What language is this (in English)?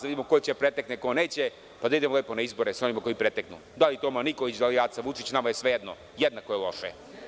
Serbian